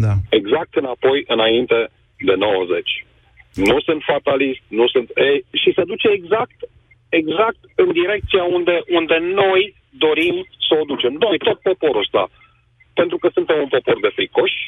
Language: Romanian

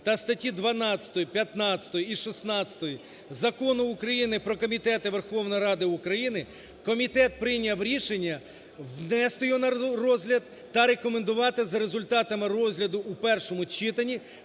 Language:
Ukrainian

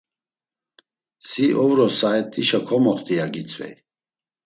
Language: Laz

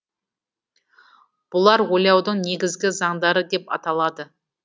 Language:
Kazakh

